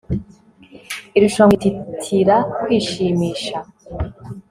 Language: Kinyarwanda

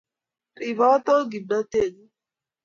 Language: Kalenjin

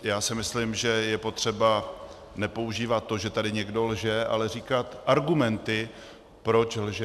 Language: Czech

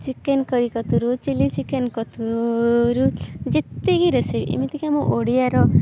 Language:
Odia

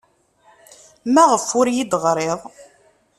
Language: Kabyle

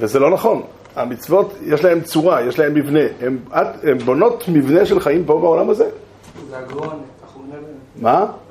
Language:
Hebrew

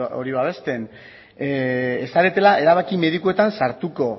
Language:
Basque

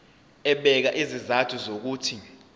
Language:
Zulu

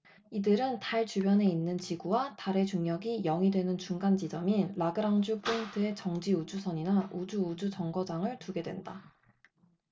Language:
Korean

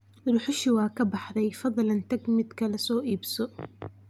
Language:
Somali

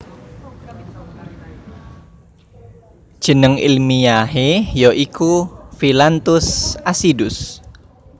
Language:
Javanese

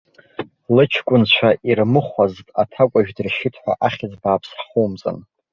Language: Abkhazian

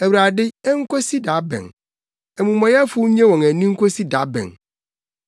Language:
Akan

